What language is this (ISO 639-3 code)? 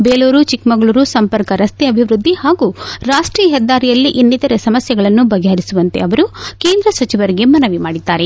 kan